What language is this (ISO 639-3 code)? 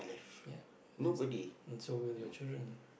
eng